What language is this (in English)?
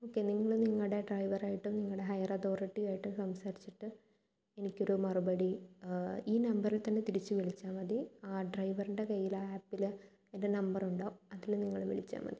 Malayalam